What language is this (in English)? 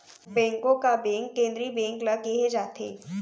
Chhattisgarhi